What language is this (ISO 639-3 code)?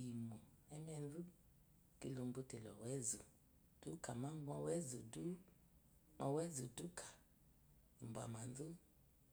afo